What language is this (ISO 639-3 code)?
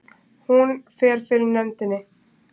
isl